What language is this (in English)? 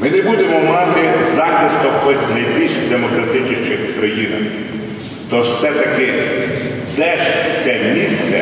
Ukrainian